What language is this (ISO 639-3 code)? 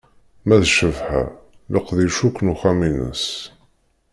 kab